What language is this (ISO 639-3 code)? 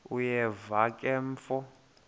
xho